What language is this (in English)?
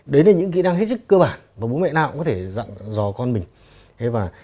Vietnamese